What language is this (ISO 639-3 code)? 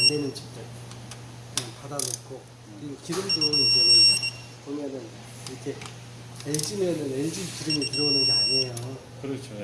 kor